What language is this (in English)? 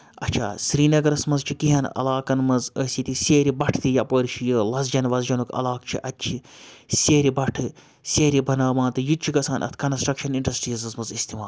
Kashmiri